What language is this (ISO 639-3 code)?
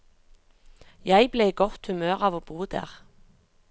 nor